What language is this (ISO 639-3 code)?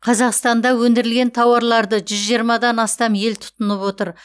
kaz